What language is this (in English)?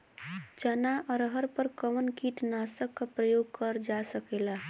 Bhojpuri